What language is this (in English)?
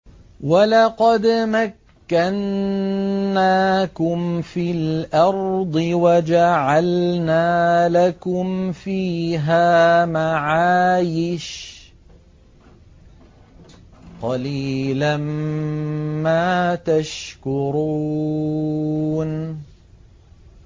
Arabic